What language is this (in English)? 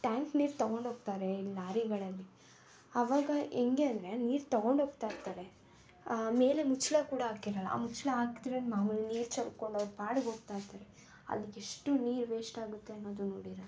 Kannada